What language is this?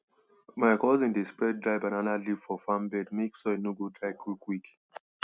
Nigerian Pidgin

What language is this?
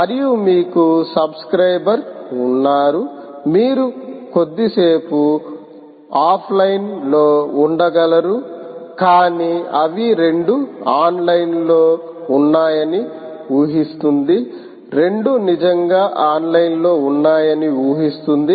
Telugu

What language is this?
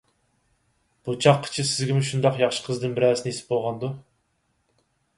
Uyghur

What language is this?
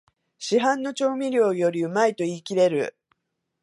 Japanese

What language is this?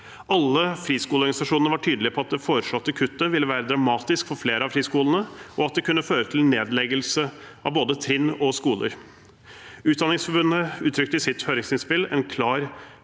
Norwegian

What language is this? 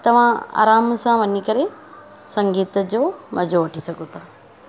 Sindhi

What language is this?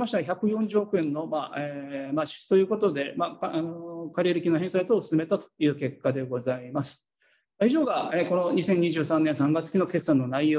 Japanese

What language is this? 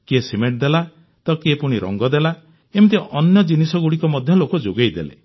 Odia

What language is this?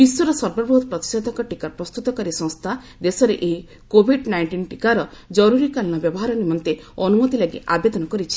Odia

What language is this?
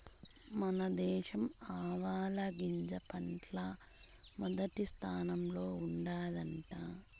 Telugu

